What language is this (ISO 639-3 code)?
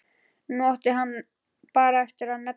isl